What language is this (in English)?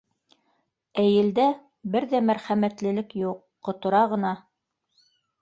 Bashkir